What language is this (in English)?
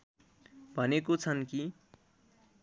Nepali